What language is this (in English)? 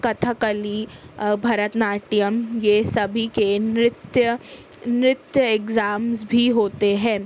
Urdu